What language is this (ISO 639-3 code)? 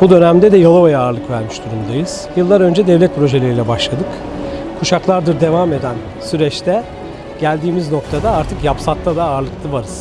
tur